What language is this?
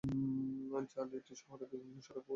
Bangla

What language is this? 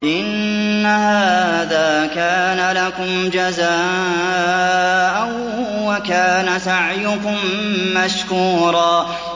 Arabic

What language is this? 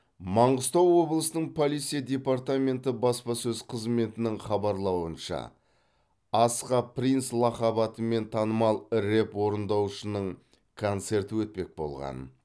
Kazakh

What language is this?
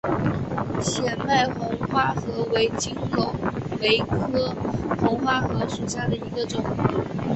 Chinese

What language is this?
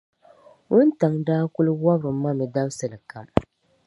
Dagbani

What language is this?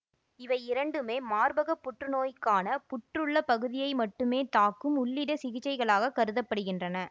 Tamil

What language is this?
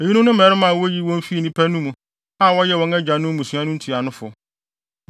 Akan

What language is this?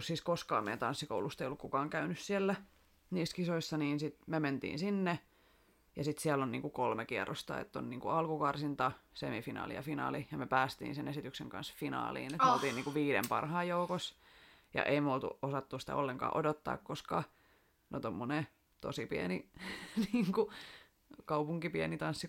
Finnish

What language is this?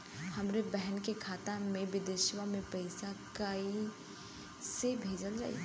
Bhojpuri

